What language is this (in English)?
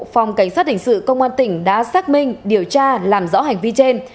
Vietnamese